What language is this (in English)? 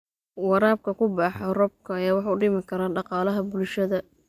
Somali